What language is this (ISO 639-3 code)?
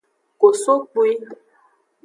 ajg